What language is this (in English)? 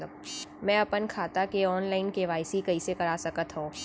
Chhattisgarhi